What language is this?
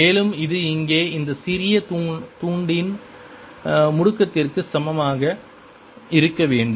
Tamil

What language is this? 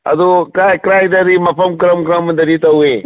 Manipuri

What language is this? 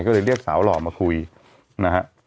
Thai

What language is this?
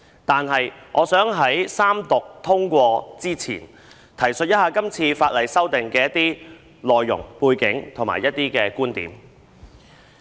Cantonese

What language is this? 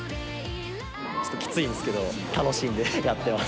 Japanese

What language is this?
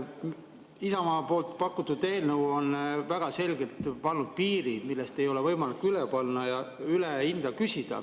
Estonian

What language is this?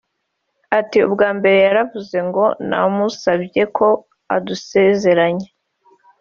Kinyarwanda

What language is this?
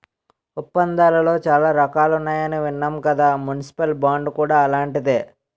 Telugu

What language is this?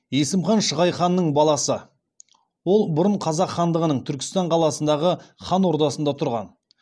Kazakh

